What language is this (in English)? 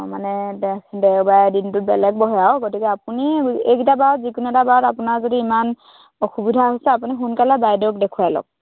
Assamese